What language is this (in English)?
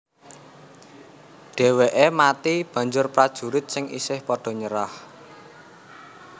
Javanese